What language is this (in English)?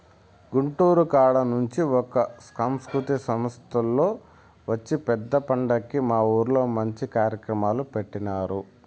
Telugu